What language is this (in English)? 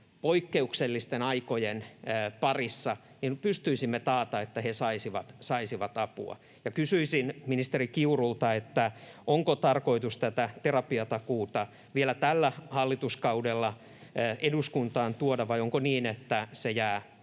Finnish